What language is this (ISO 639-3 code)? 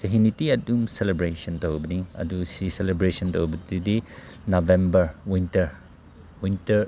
mni